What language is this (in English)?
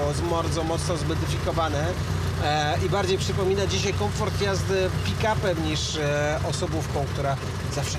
Polish